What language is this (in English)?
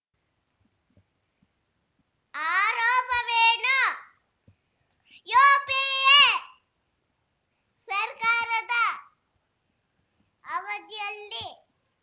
Kannada